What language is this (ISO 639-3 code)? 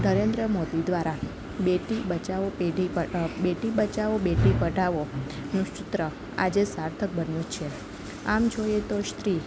guj